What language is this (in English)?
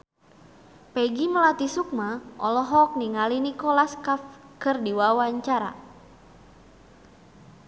Sundanese